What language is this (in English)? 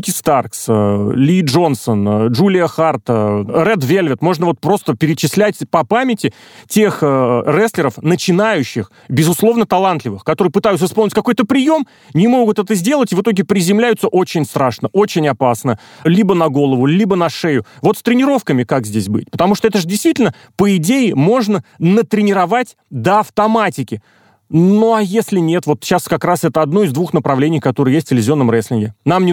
Russian